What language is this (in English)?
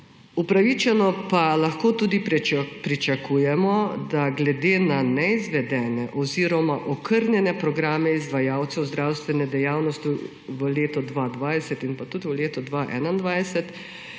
Slovenian